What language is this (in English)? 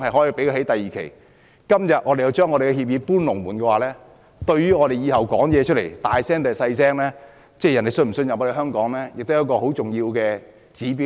Cantonese